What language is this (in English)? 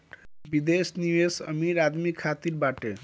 Bhojpuri